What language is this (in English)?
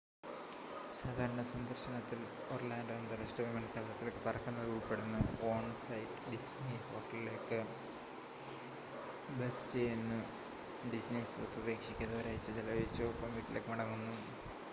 Malayalam